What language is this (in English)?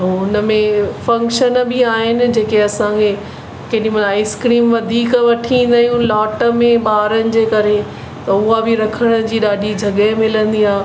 Sindhi